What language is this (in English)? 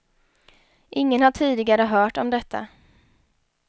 Swedish